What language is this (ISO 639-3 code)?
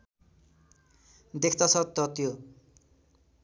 nep